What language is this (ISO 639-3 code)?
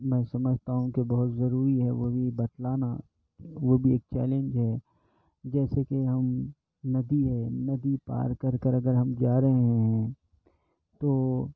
urd